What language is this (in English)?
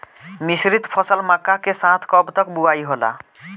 Bhojpuri